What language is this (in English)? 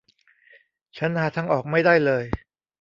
Thai